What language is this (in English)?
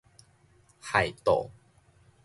Min Nan Chinese